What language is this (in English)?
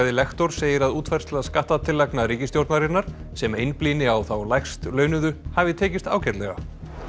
Icelandic